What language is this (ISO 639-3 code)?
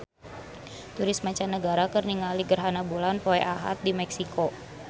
sun